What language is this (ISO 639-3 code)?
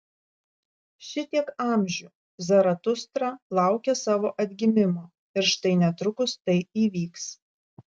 lit